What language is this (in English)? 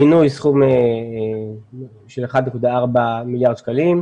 Hebrew